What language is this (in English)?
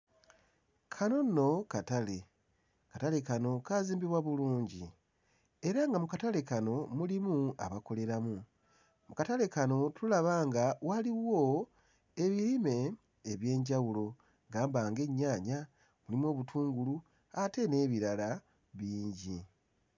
Ganda